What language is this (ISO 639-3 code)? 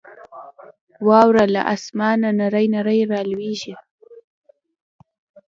pus